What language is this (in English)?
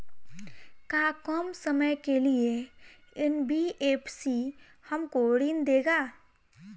Bhojpuri